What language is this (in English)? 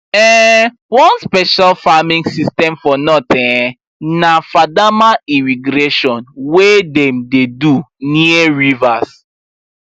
Nigerian Pidgin